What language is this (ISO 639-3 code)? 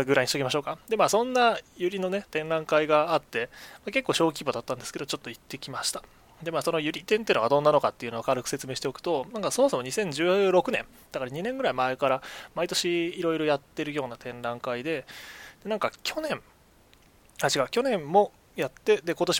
jpn